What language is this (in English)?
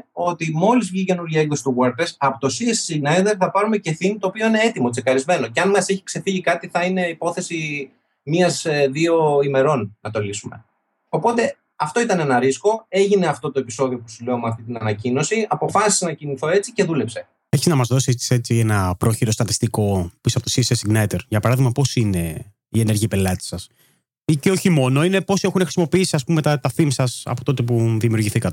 Greek